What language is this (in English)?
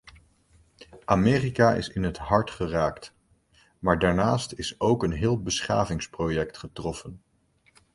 Dutch